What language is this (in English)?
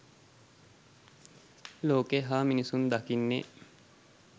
Sinhala